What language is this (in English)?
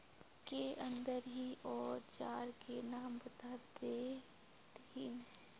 Magahi